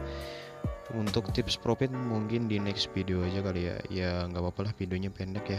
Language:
Indonesian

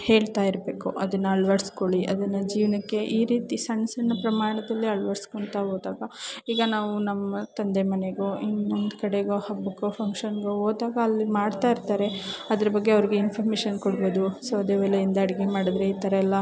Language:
Kannada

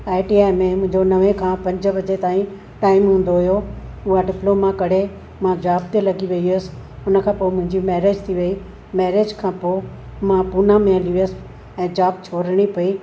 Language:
Sindhi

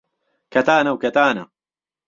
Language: Central Kurdish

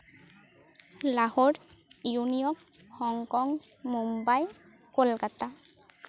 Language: Santali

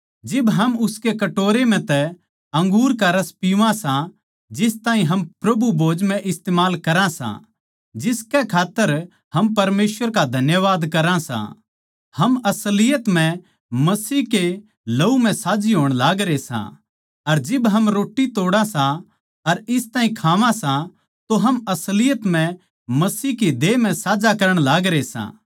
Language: Haryanvi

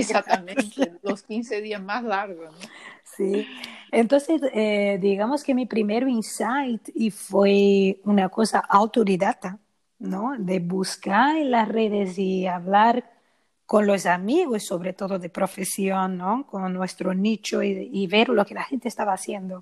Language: Spanish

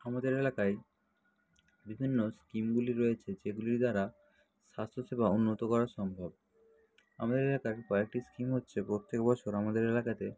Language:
Bangla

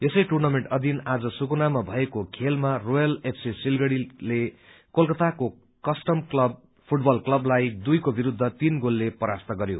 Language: Nepali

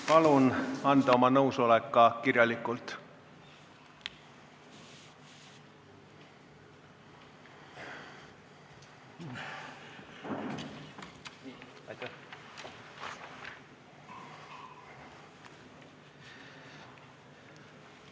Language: Estonian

